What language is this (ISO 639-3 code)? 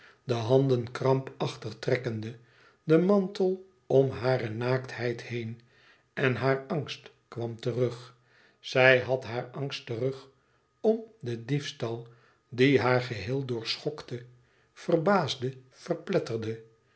nld